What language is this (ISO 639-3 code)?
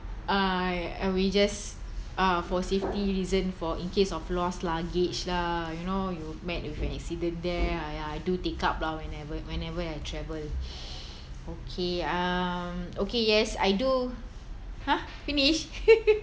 eng